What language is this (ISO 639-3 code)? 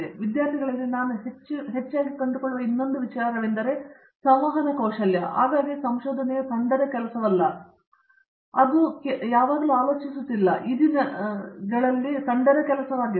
kan